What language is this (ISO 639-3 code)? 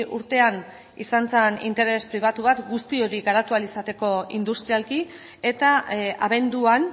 eus